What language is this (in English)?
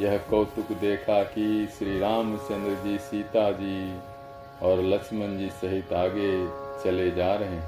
Hindi